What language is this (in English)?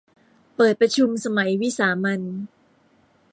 Thai